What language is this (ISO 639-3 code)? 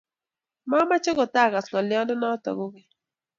kln